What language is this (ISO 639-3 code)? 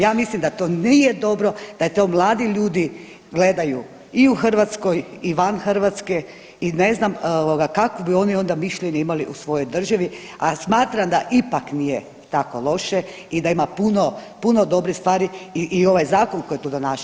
hrv